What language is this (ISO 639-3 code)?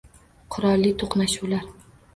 uzb